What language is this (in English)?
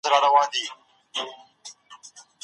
Pashto